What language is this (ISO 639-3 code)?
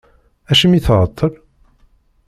kab